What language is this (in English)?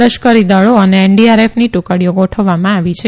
Gujarati